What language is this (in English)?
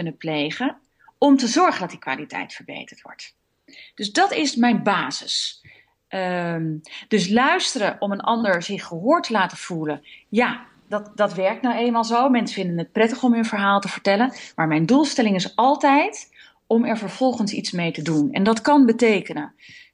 Dutch